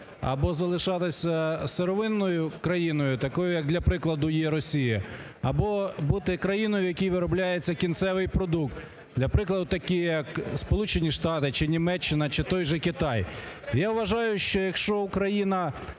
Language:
Ukrainian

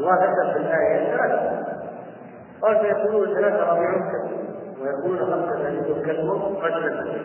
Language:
Arabic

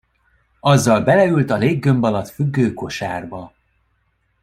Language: Hungarian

